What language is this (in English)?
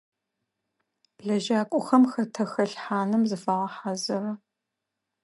Adyghe